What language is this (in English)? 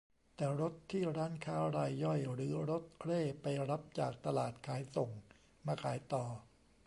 Thai